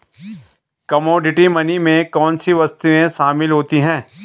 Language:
Hindi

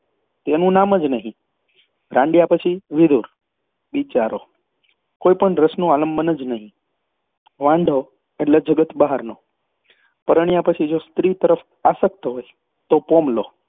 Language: Gujarati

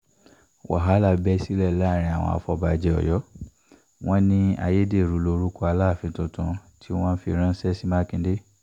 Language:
Yoruba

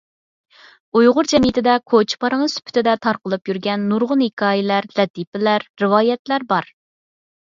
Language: Uyghur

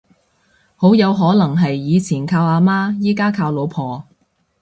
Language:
Cantonese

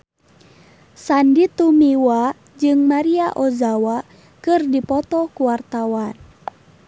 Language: Sundanese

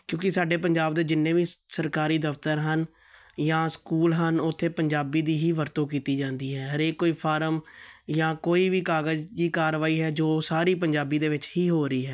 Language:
Punjabi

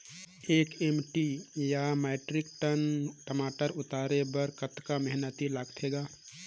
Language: Chhattisgarhi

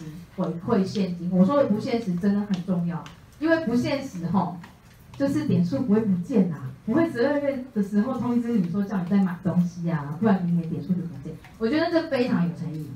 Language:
Chinese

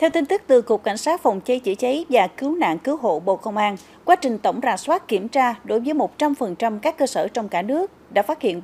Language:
Vietnamese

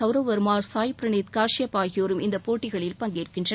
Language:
Tamil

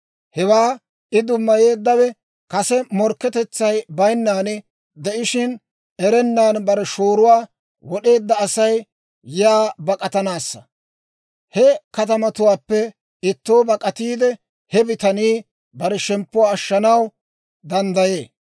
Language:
Dawro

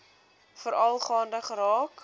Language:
Afrikaans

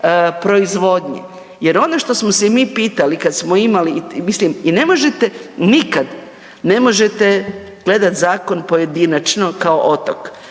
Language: Croatian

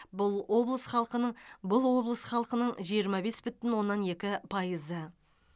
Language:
Kazakh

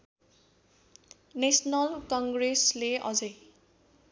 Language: Nepali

